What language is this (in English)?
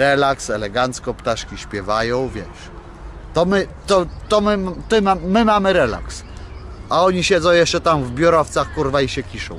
Polish